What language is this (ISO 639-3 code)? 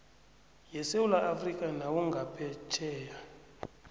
nbl